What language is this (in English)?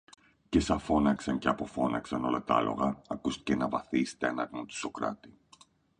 Greek